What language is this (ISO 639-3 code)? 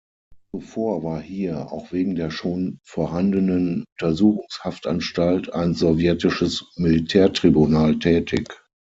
deu